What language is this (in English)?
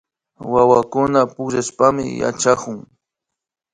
Imbabura Highland Quichua